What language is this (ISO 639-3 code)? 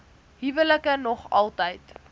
afr